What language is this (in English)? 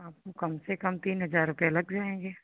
Hindi